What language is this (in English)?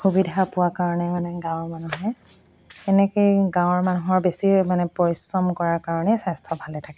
Assamese